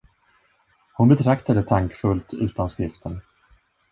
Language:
Swedish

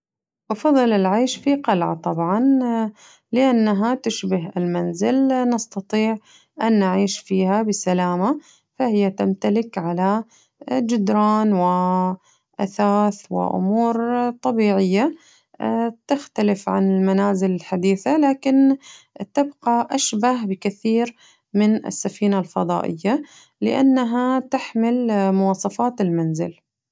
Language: Najdi Arabic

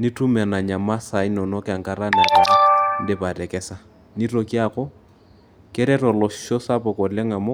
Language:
Masai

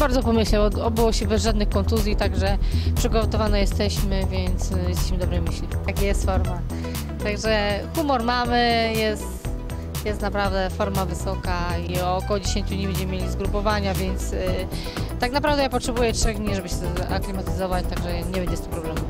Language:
Polish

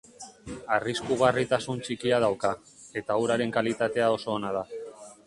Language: Basque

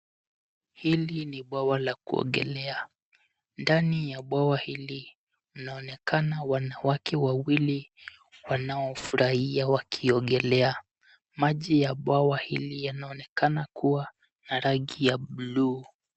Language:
Swahili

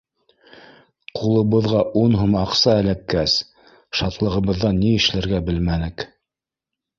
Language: Bashkir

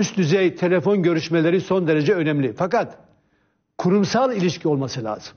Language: Turkish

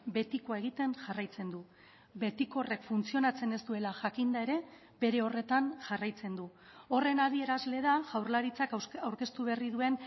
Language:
Basque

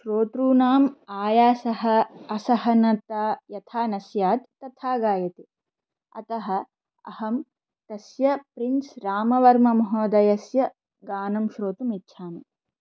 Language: Sanskrit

